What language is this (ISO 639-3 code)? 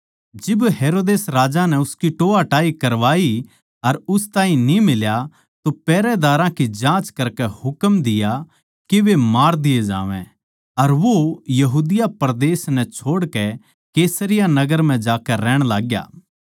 bgc